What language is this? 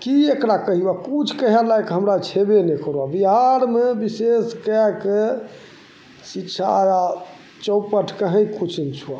Maithili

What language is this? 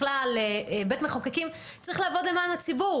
Hebrew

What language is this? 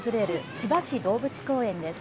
Japanese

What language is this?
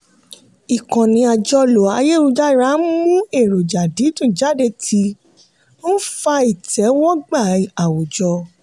Yoruba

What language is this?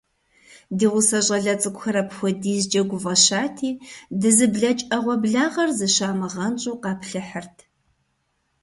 Kabardian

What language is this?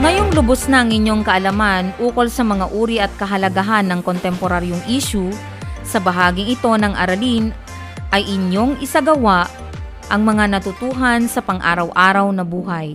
Filipino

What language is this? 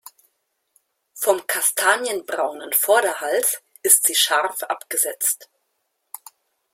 German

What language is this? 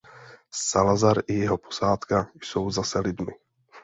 Czech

